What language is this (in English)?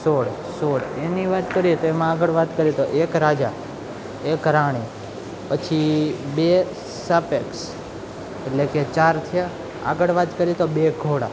Gujarati